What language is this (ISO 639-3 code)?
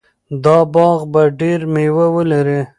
pus